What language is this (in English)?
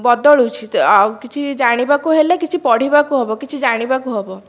Odia